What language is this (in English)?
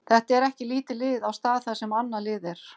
Icelandic